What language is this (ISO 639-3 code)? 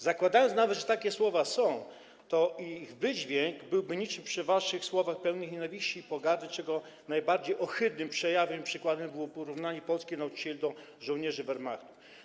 pol